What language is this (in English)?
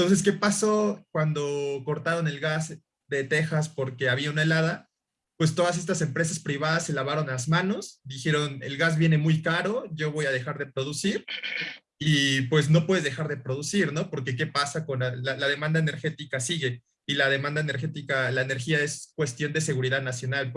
Spanish